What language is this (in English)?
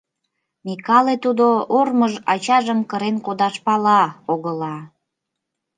Mari